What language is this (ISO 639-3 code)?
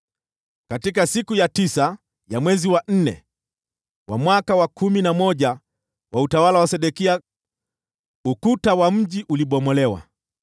swa